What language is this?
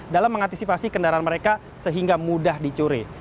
Indonesian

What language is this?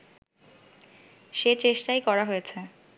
Bangla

